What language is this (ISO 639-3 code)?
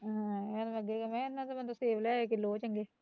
pan